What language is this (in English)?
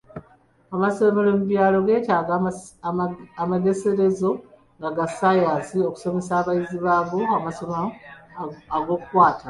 Ganda